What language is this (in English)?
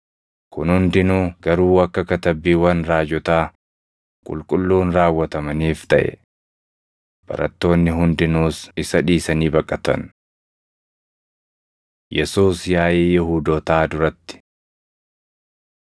Oromo